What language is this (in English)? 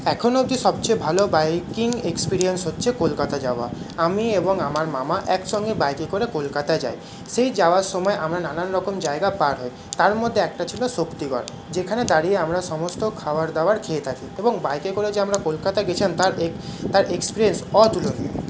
Bangla